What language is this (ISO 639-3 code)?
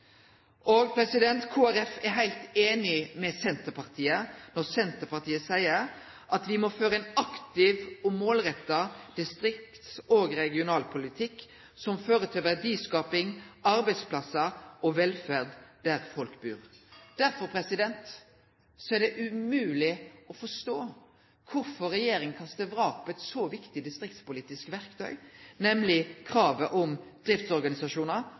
nno